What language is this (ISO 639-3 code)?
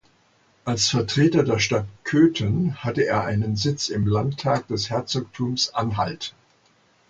deu